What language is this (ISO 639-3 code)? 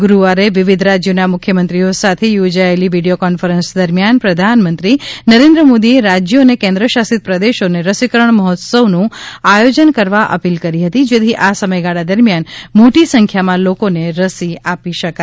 guj